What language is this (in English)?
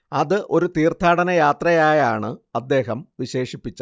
Malayalam